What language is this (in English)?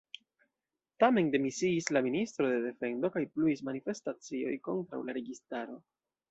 Esperanto